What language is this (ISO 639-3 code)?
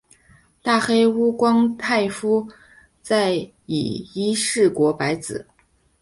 zho